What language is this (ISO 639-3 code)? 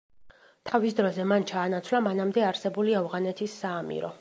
kat